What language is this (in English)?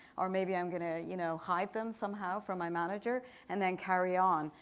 English